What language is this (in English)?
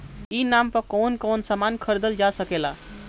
Bhojpuri